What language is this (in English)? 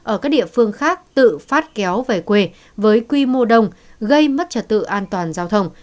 Vietnamese